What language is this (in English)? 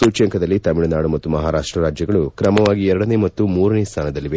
Kannada